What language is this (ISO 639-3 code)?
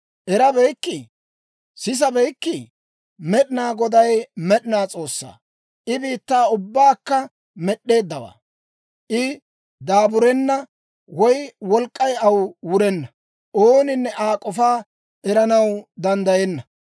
dwr